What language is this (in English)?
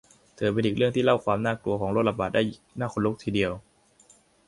Thai